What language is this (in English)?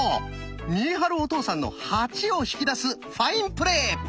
Japanese